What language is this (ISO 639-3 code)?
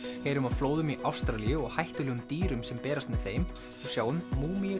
isl